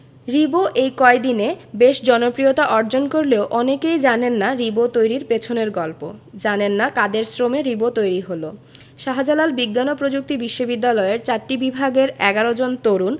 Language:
Bangla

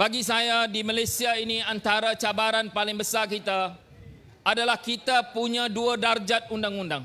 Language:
Malay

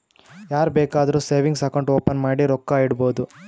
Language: Kannada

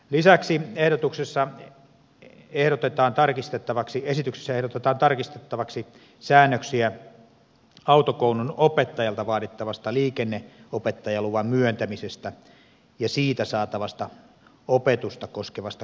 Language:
Finnish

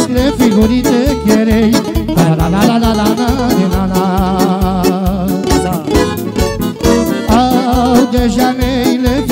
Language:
Arabic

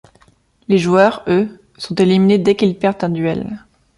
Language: French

